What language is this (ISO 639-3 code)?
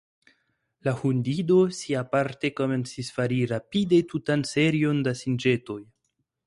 epo